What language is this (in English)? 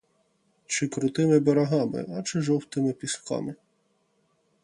Ukrainian